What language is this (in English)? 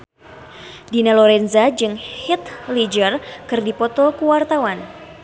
Sundanese